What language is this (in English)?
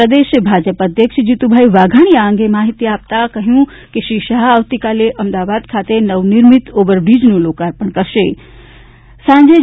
Gujarati